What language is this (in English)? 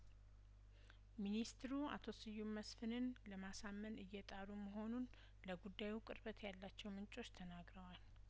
Amharic